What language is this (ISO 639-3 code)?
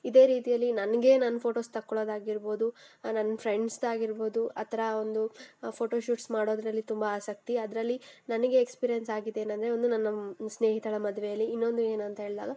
kan